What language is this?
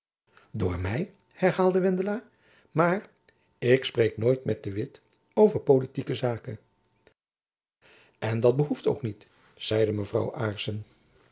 Dutch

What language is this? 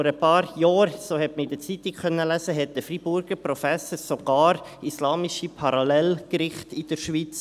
Swiss German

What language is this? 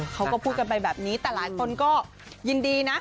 Thai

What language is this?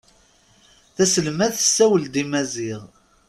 Kabyle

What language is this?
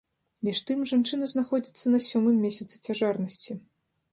Belarusian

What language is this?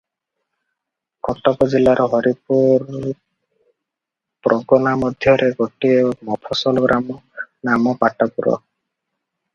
Odia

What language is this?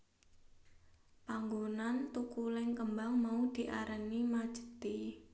Javanese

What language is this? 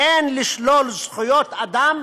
Hebrew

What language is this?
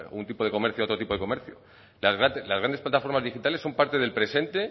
Spanish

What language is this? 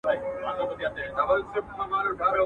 Pashto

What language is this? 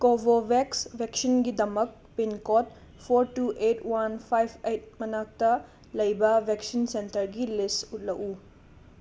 Manipuri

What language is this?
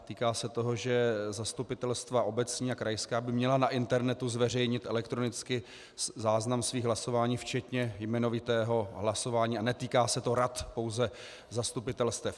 Czech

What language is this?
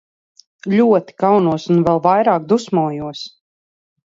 Latvian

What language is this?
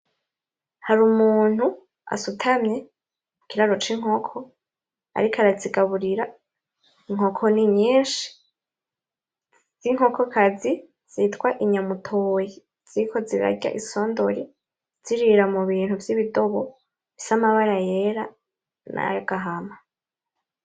Rundi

